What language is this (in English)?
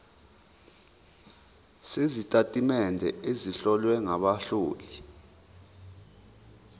Zulu